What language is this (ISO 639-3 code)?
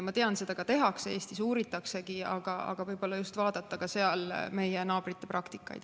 est